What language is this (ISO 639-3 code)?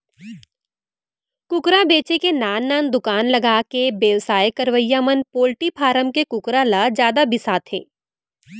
hne